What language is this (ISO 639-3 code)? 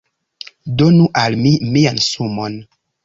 epo